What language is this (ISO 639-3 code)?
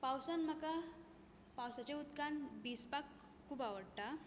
kok